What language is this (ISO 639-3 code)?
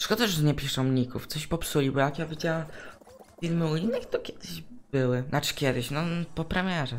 pol